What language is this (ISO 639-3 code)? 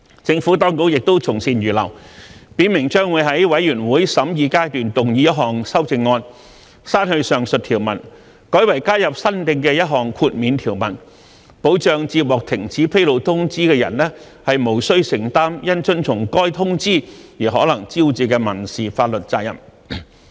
yue